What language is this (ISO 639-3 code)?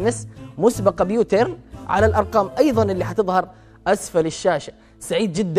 ara